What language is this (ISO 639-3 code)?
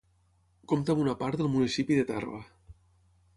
cat